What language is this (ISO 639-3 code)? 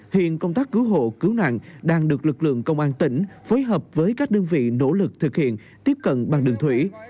vie